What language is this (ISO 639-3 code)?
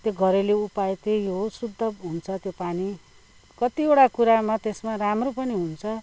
nep